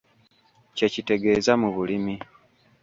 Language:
Ganda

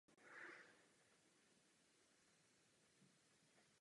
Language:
Czech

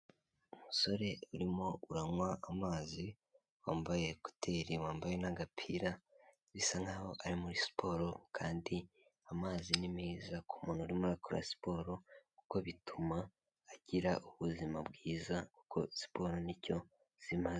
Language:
Kinyarwanda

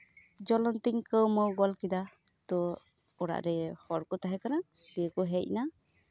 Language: Santali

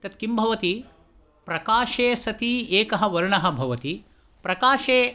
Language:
Sanskrit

